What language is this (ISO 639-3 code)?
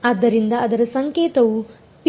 kan